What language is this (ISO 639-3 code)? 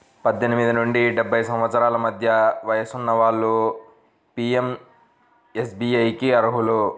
tel